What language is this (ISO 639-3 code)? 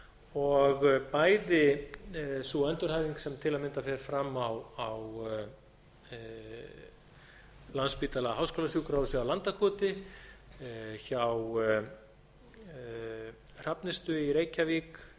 isl